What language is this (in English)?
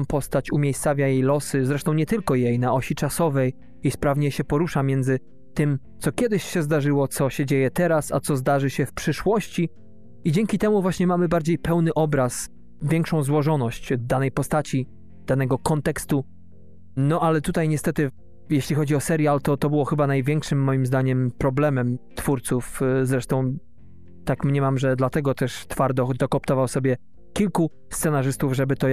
Polish